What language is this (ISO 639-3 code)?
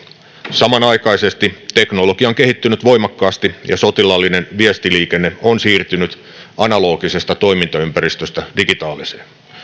fin